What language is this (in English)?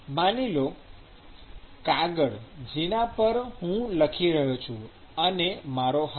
Gujarati